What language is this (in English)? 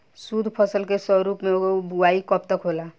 Bhojpuri